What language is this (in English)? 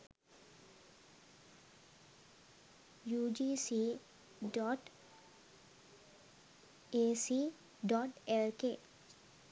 Sinhala